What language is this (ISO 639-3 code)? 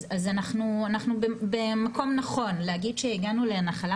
heb